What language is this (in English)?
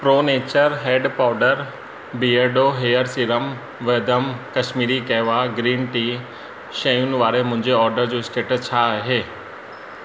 Sindhi